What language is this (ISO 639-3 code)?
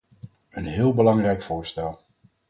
nld